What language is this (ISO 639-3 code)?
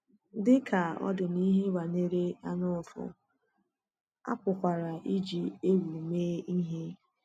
ibo